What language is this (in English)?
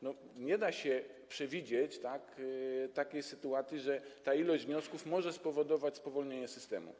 Polish